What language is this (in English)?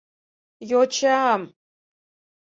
Mari